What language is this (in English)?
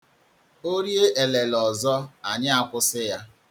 Igbo